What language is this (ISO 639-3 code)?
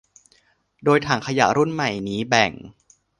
tha